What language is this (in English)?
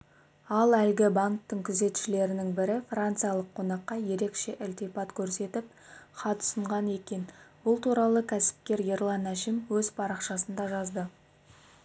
Kazakh